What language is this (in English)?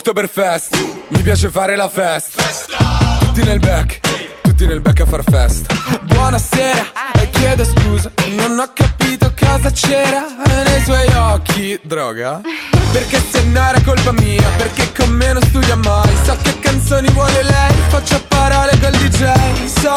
Italian